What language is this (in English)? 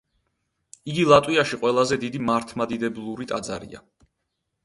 Georgian